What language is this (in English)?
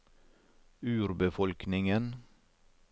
Norwegian